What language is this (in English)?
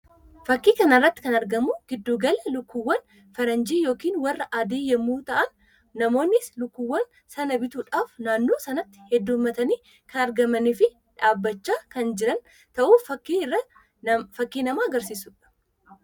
Oromo